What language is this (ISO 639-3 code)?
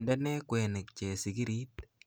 kln